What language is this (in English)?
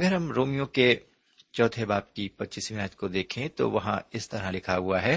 Urdu